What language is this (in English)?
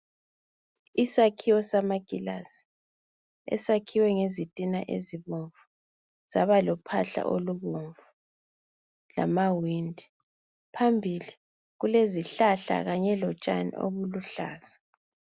North Ndebele